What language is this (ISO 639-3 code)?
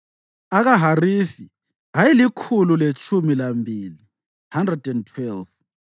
nde